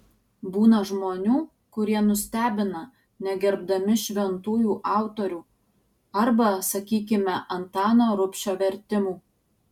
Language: Lithuanian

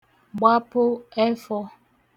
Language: Igbo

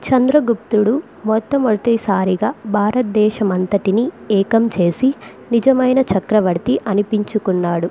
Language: Telugu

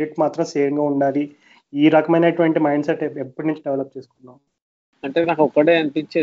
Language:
Telugu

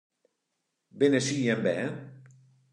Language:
Western Frisian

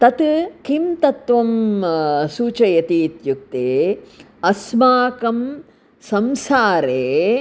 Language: Sanskrit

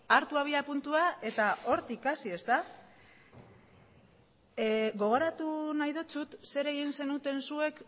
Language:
Basque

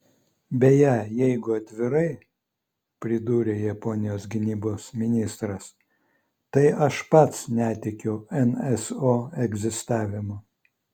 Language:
Lithuanian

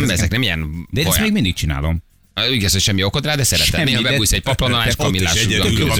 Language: Hungarian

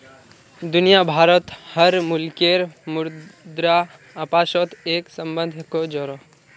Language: Magahi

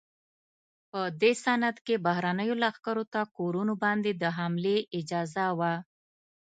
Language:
Pashto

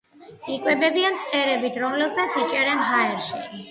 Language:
Georgian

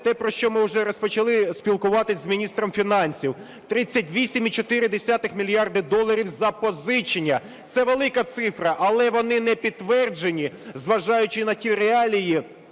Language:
Ukrainian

